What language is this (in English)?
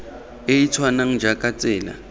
Tswana